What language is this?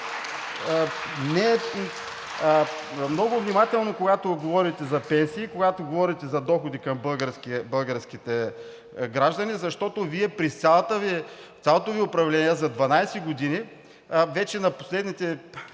Bulgarian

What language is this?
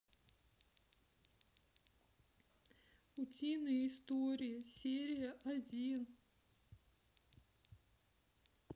Russian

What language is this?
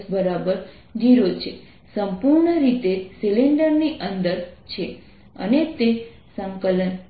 Gujarati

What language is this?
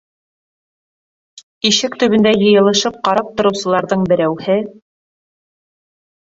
Bashkir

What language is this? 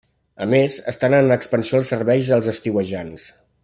Catalan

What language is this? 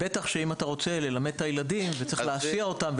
Hebrew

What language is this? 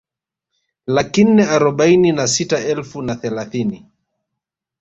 Swahili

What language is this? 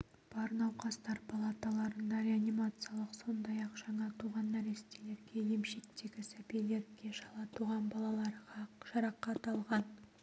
Kazakh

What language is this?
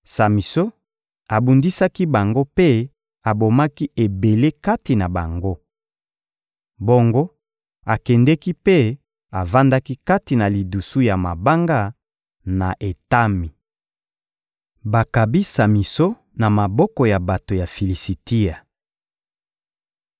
Lingala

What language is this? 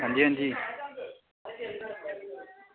Dogri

